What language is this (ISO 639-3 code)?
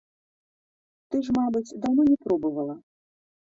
bel